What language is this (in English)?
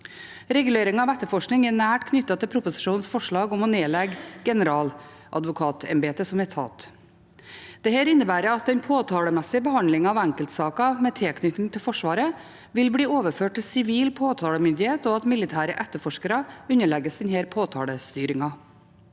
Norwegian